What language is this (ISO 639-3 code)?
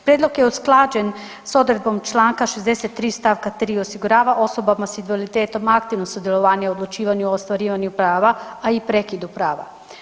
hrv